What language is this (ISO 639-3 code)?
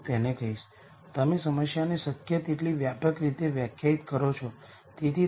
guj